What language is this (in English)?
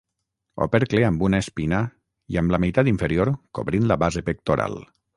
Catalan